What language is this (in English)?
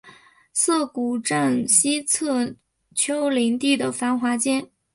Chinese